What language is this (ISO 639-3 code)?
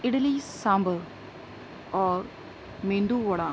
urd